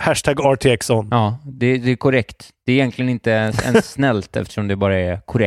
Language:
Swedish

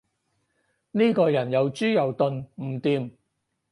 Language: Cantonese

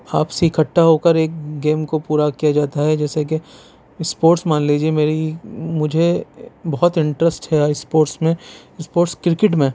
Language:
Urdu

